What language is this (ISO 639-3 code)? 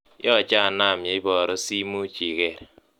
kln